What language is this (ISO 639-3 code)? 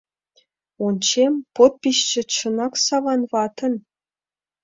chm